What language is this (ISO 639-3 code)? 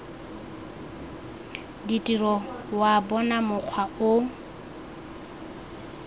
tsn